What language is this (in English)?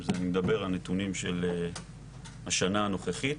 Hebrew